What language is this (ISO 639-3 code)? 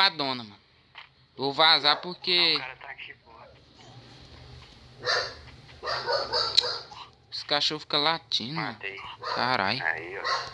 por